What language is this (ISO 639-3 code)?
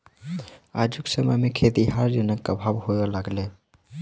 mai